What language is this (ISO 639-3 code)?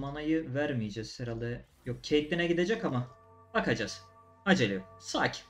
tur